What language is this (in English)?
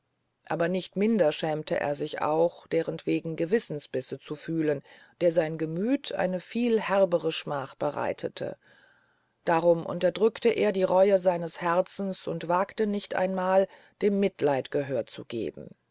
German